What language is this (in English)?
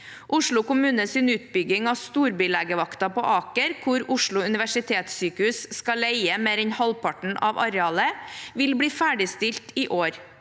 Norwegian